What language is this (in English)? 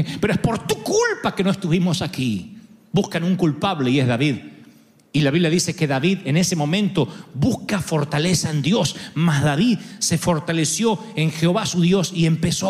Spanish